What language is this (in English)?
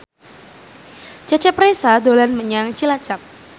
Javanese